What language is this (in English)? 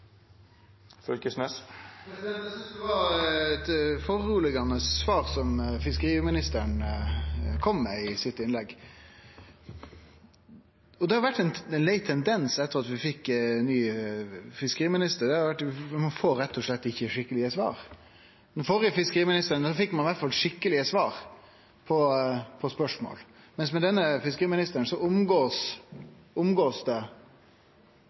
Norwegian Nynorsk